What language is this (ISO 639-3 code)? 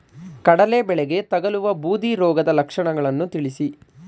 kan